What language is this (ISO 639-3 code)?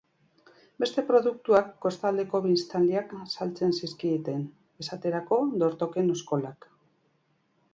eus